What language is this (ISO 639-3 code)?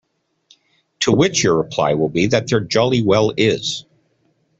eng